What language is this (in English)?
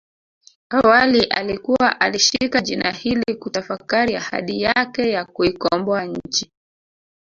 Swahili